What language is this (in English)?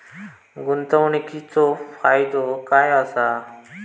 Marathi